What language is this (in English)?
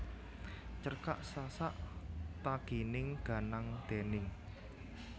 Javanese